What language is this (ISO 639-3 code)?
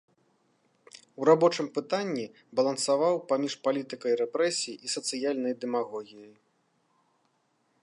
bel